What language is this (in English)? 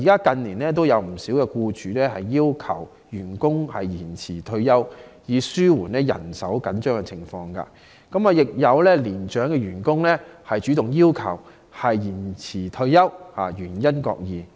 Cantonese